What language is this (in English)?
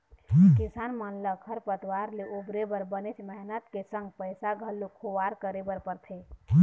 Chhattisgarhi